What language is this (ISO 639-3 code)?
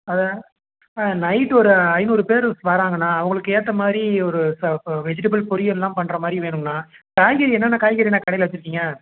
tam